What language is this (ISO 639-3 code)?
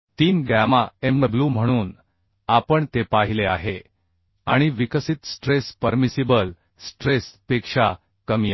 mar